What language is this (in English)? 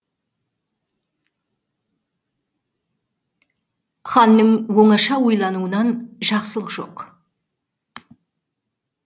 Kazakh